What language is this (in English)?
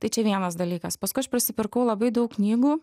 Lithuanian